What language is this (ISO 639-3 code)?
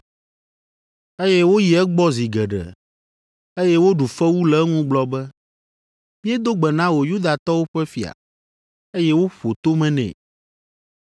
ewe